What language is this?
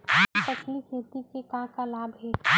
Chhattisgarhi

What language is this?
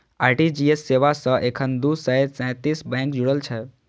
Maithili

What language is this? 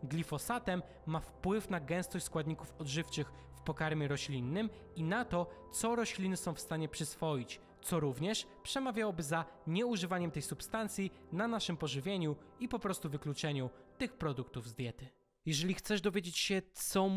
Polish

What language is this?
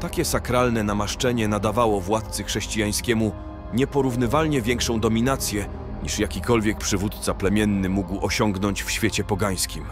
Polish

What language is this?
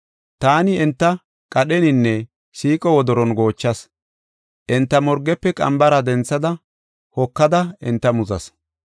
Gofa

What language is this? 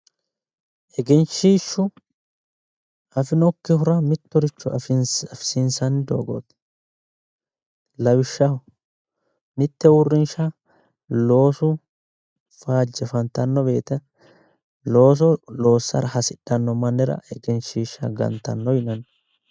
Sidamo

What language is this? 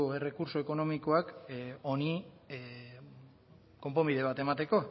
Basque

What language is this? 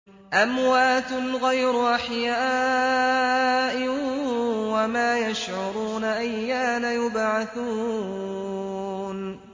Arabic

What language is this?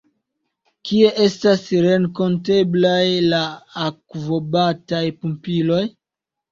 Esperanto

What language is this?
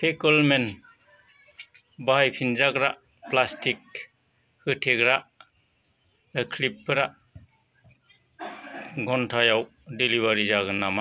Bodo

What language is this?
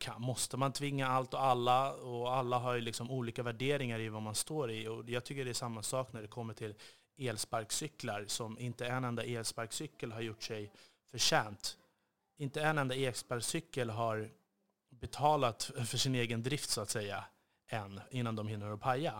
Swedish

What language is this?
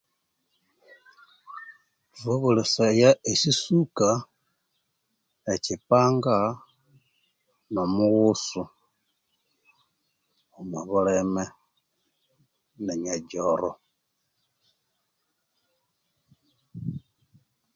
Konzo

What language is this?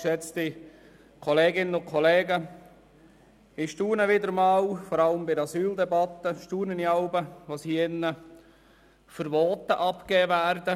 Swiss German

